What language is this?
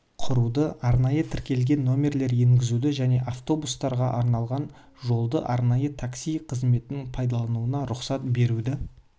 Kazakh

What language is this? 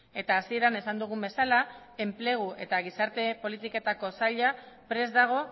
Basque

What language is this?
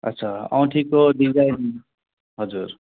Nepali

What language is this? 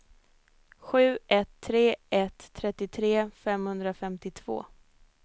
Swedish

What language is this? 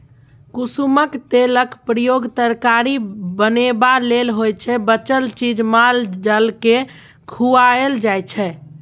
Maithili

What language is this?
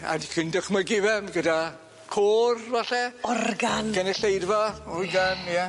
Welsh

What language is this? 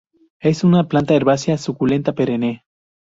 Spanish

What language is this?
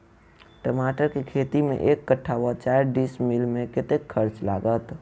Maithili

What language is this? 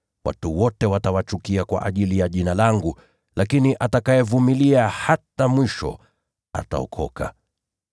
Swahili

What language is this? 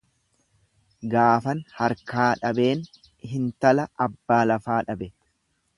Oromo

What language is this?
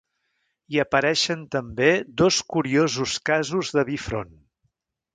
Catalan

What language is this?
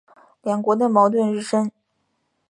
Chinese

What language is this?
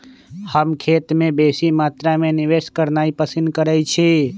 Magahi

